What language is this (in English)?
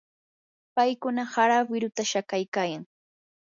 Yanahuanca Pasco Quechua